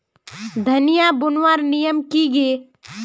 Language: Magahi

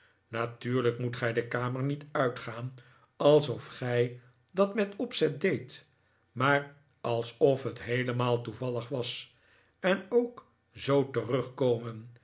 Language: Dutch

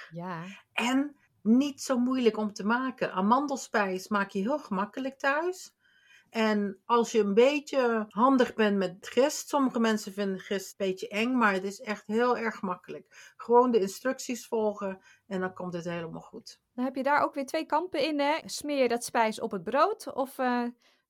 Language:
Dutch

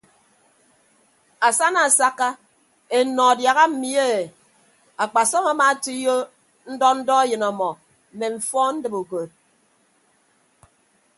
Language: Ibibio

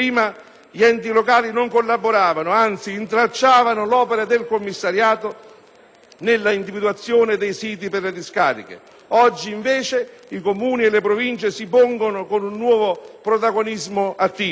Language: Italian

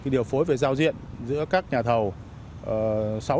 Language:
Vietnamese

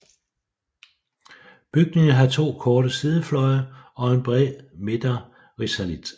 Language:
Danish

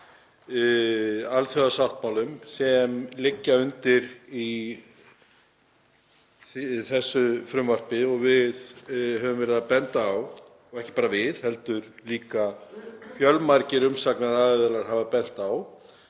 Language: Icelandic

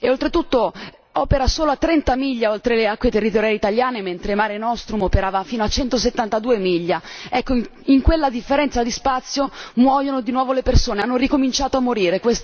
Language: Italian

